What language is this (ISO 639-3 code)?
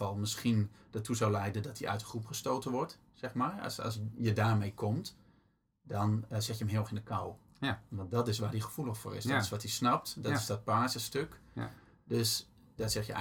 nld